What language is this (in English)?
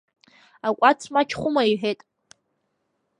Abkhazian